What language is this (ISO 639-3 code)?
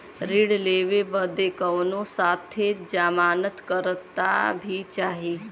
bho